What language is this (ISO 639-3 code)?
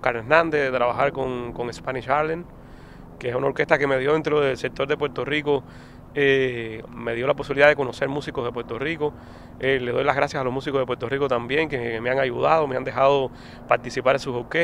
spa